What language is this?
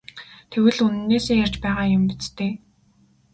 Mongolian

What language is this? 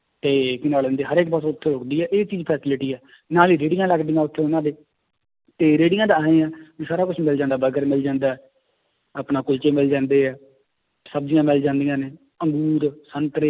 Punjabi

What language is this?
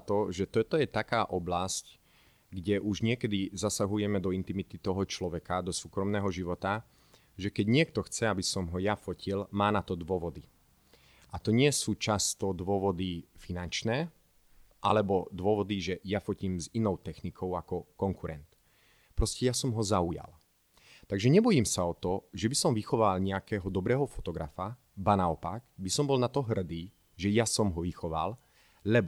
Slovak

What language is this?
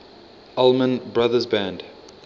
English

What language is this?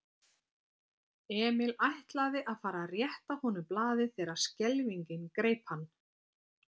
Icelandic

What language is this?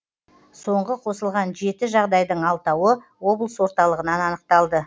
Kazakh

